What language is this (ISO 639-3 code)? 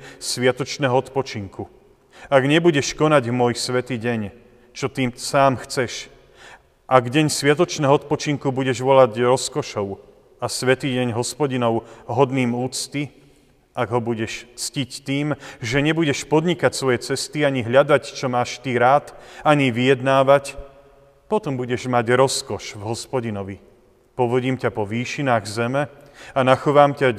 slk